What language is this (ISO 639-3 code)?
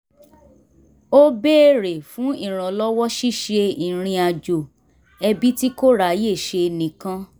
yor